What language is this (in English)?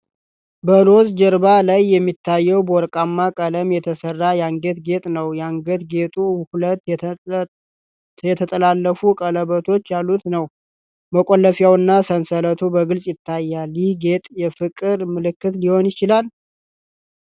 Amharic